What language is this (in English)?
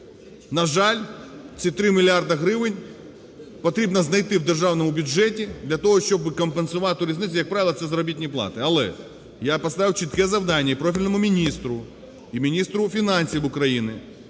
Ukrainian